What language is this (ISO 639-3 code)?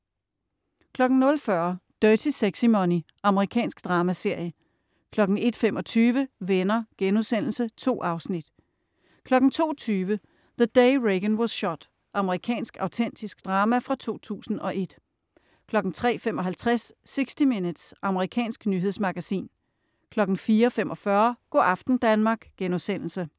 dan